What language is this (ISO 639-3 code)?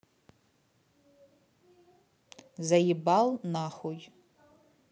rus